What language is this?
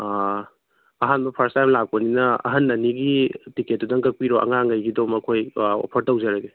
Manipuri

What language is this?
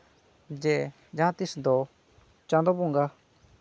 Santali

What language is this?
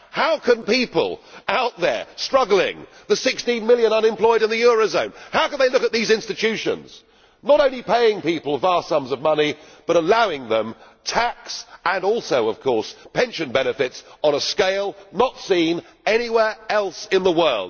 English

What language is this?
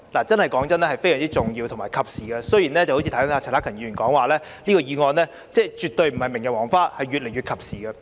Cantonese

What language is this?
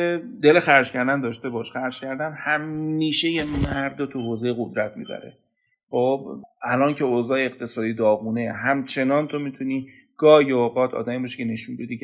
Persian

